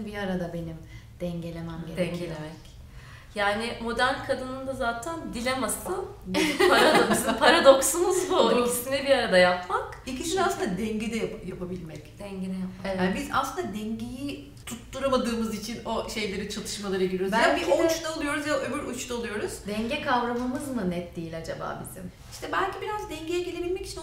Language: Turkish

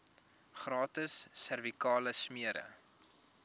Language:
Afrikaans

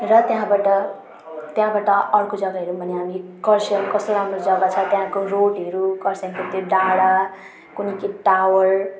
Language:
Nepali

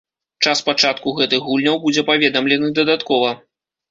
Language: Belarusian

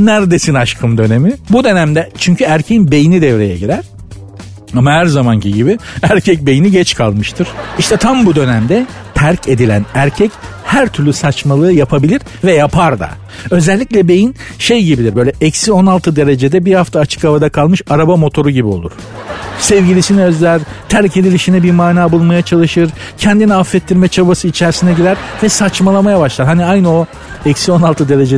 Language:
Turkish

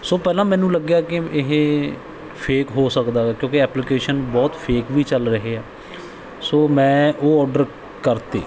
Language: Punjabi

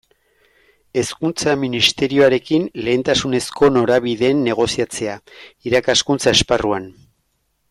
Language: Basque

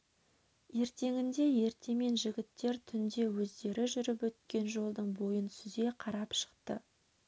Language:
Kazakh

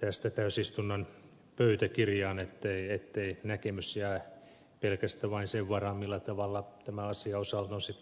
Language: Finnish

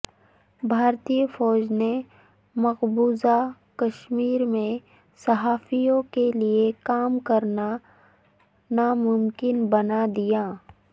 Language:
Urdu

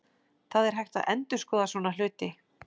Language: Icelandic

